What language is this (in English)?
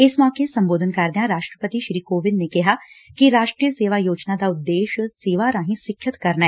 Punjabi